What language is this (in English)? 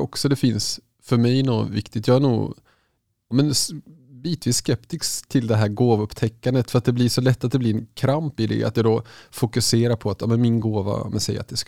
Swedish